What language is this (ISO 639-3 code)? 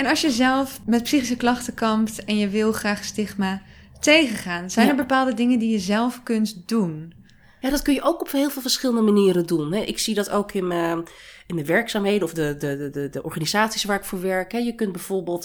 nld